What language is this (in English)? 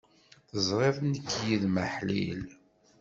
Kabyle